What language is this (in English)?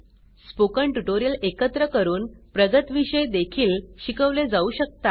Marathi